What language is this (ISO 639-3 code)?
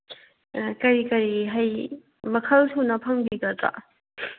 mni